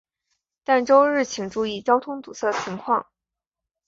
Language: Chinese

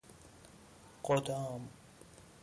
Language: Persian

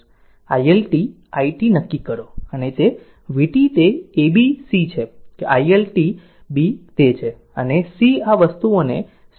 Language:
Gujarati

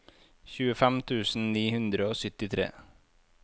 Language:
Norwegian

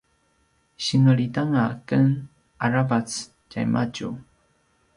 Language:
Paiwan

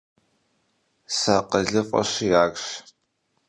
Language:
Kabardian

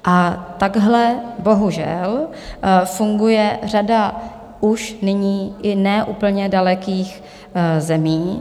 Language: Czech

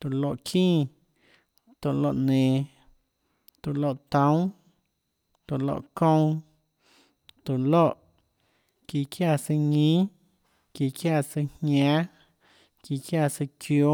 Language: Tlacoatzintepec Chinantec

